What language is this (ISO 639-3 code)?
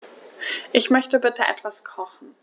deu